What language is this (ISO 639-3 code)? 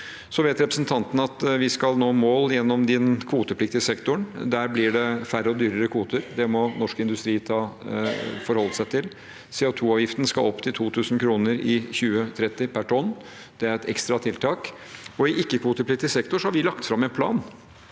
nor